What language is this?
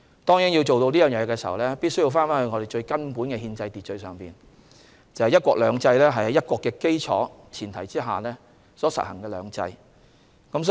Cantonese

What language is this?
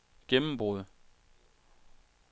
Danish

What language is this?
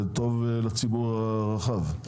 Hebrew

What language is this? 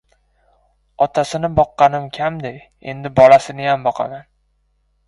Uzbek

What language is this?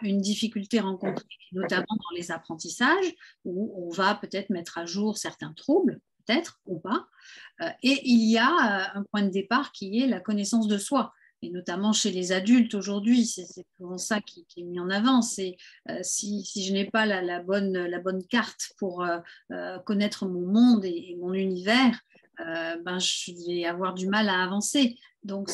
French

